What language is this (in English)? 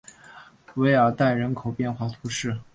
Chinese